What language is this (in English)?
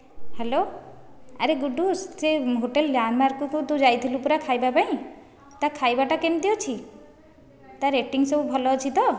Odia